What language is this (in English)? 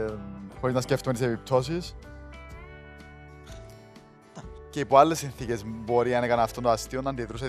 Greek